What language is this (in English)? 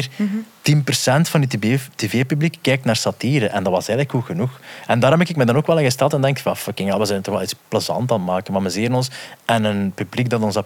Dutch